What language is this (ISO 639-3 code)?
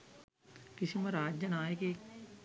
sin